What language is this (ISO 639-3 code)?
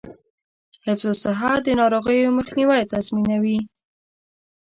pus